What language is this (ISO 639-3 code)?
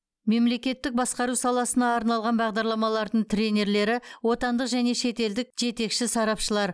kaz